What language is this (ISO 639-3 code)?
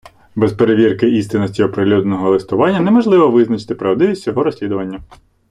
ukr